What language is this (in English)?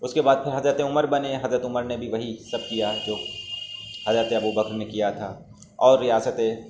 Urdu